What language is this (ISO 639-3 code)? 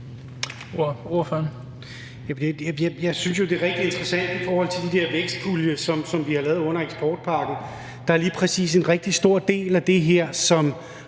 dan